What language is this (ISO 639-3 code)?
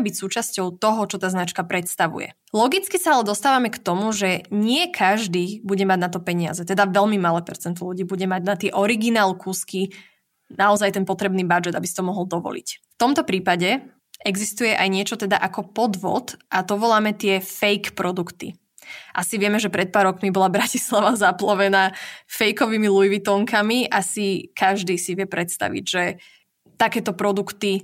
slk